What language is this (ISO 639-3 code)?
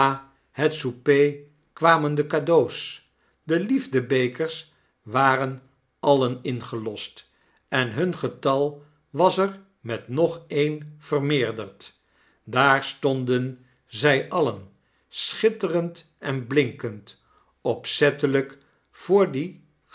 nld